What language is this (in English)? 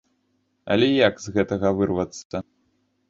Belarusian